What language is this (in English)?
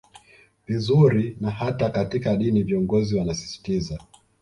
Swahili